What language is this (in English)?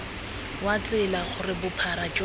Tswana